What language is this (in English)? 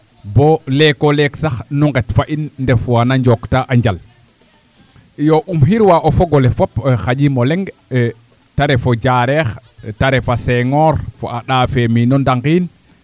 Serer